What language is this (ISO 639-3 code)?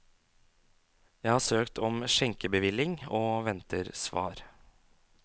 nor